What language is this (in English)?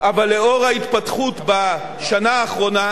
Hebrew